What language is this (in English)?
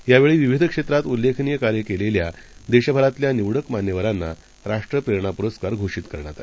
Marathi